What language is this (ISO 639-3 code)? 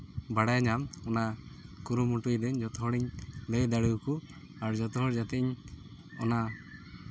sat